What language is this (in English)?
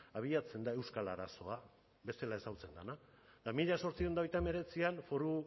Basque